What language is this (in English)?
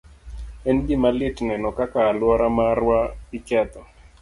Luo (Kenya and Tanzania)